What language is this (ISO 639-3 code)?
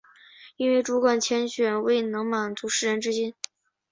zho